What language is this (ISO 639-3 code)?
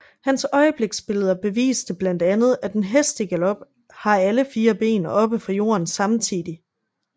dan